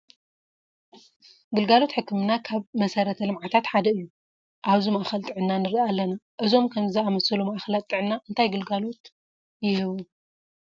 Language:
Tigrinya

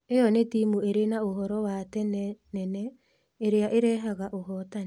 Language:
Kikuyu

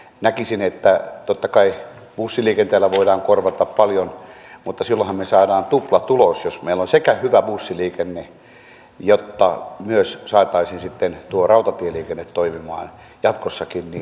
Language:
Finnish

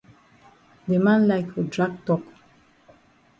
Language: Cameroon Pidgin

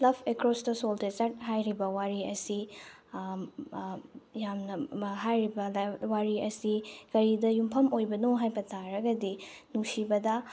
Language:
Manipuri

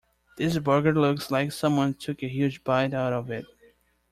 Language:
English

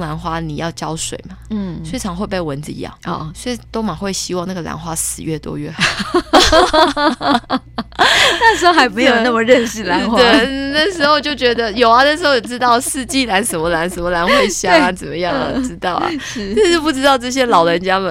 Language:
Chinese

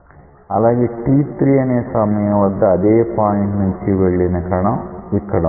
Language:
Telugu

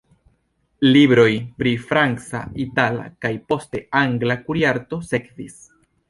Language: Esperanto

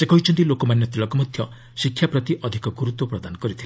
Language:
Odia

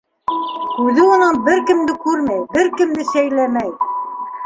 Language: Bashkir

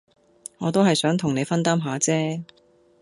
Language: Cantonese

